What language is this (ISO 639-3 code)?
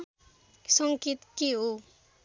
nep